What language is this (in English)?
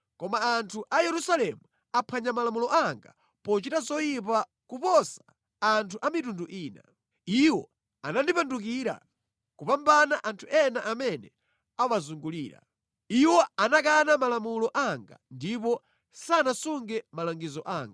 Nyanja